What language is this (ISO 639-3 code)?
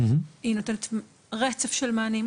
heb